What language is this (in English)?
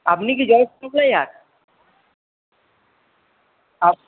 Bangla